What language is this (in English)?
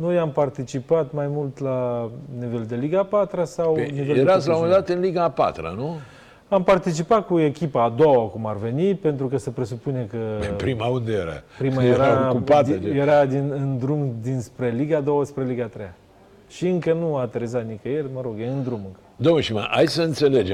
Romanian